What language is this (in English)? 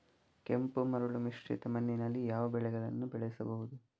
Kannada